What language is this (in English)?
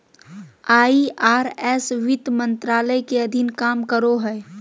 Magahi